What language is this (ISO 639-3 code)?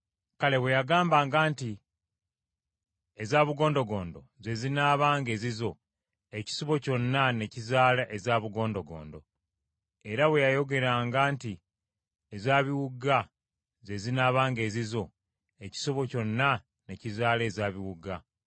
lug